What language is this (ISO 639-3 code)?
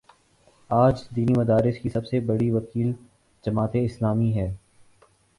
urd